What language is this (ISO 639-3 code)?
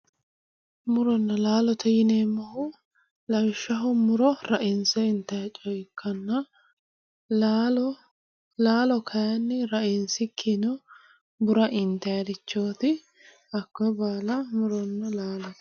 sid